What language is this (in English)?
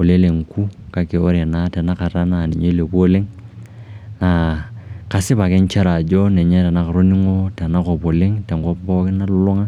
Masai